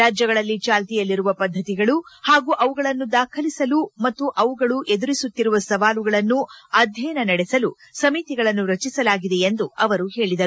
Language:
Kannada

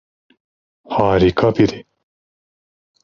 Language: Turkish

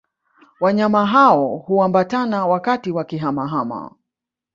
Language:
Swahili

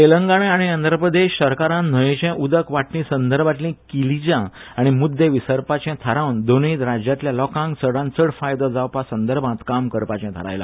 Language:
Konkani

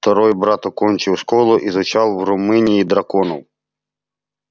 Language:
Russian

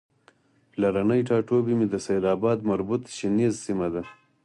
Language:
Pashto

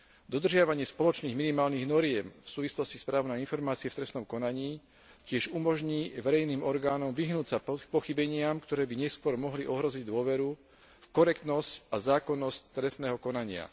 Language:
Slovak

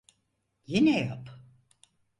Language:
Turkish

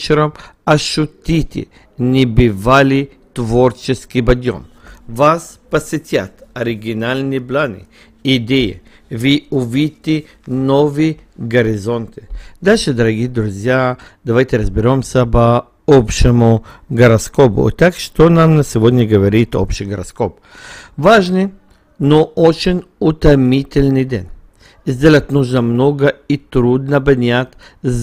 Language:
Russian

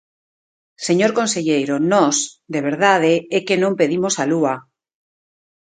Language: Galician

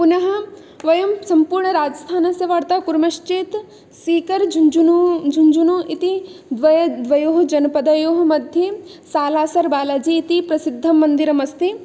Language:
Sanskrit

